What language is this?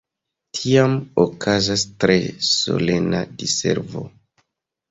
Esperanto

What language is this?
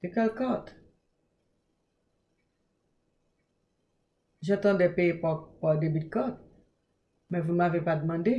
French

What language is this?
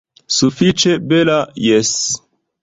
Esperanto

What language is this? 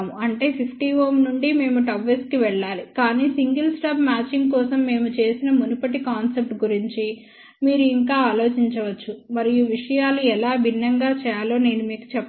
Telugu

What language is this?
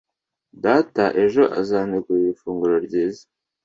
Kinyarwanda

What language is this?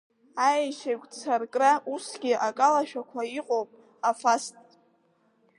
Abkhazian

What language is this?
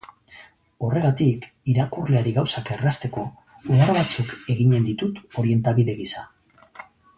Basque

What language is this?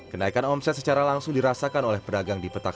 Indonesian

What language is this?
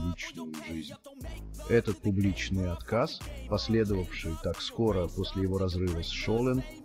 Russian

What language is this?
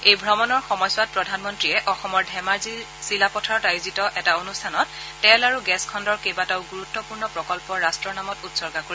Assamese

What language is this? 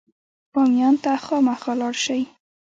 Pashto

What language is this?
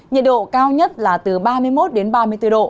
Vietnamese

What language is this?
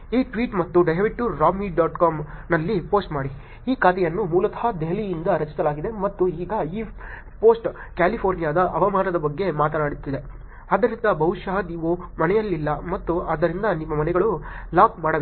Kannada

